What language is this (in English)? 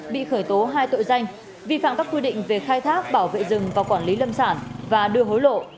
Vietnamese